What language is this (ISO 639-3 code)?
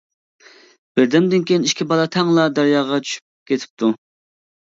uig